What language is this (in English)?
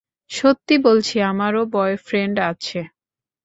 Bangla